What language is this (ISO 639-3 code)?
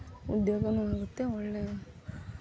kan